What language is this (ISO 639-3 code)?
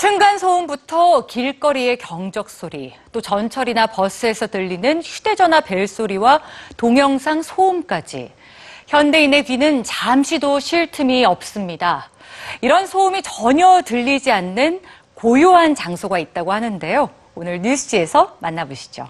kor